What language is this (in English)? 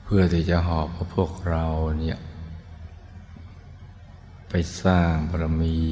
Thai